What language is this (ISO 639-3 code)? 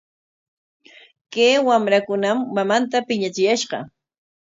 qwa